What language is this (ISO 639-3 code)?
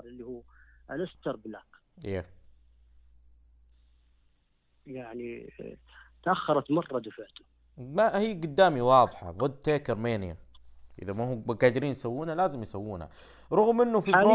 ara